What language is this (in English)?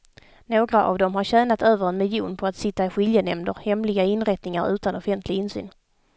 Swedish